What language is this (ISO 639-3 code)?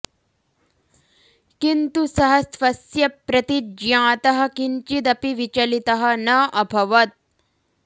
san